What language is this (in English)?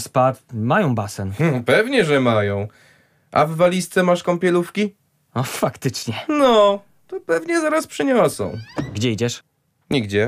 Polish